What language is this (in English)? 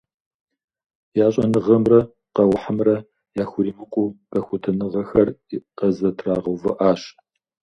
Kabardian